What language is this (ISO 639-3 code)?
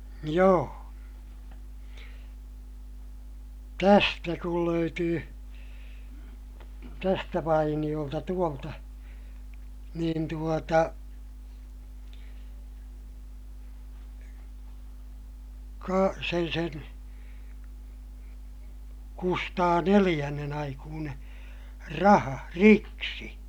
fin